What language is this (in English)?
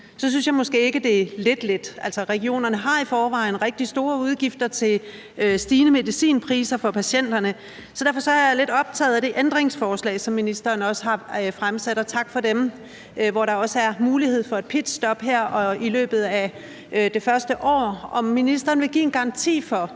Danish